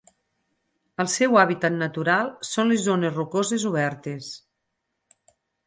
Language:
Catalan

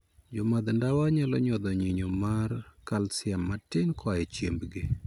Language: Luo (Kenya and Tanzania)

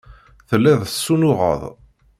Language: Kabyle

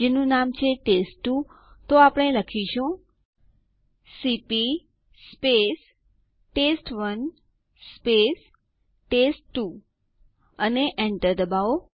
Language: Gujarati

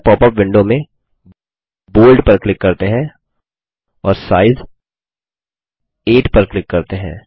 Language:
Hindi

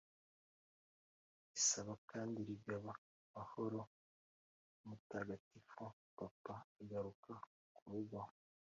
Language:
Kinyarwanda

